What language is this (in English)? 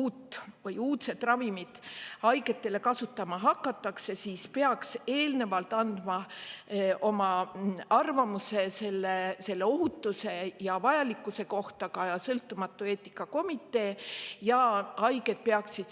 Estonian